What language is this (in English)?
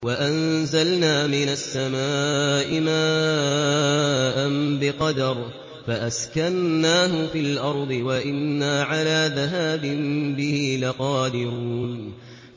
Arabic